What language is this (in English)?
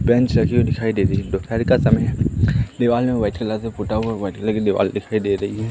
Hindi